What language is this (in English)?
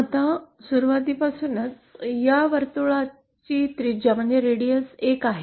Marathi